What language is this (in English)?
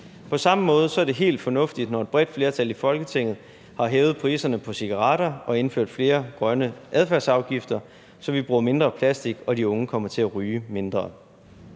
Danish